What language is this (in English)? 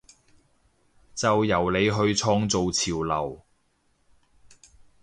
Cantonese